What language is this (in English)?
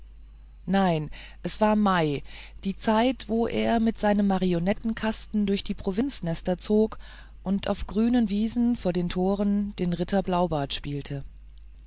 German